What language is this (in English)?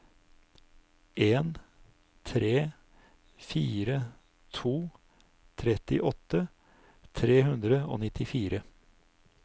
Norwegian